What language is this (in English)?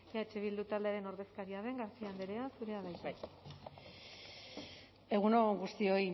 Basque